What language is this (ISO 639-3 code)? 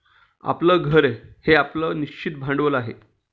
mar